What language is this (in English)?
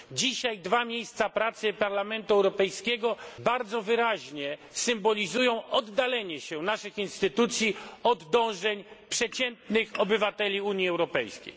Polish